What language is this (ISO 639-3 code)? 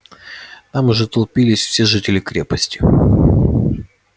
rus